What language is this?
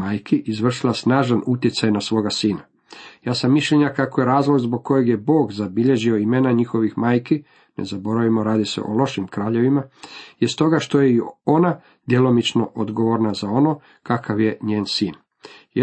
Croatian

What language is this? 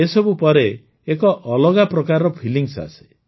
Odia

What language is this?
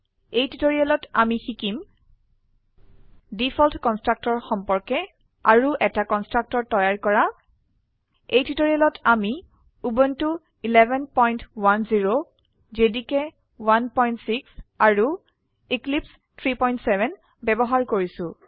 Assamese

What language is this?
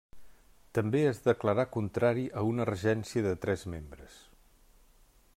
Catalan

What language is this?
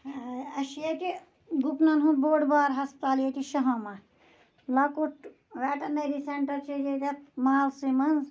Kashmiri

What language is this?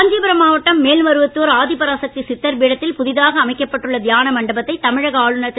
Tamil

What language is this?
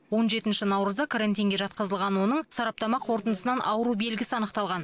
Kazakh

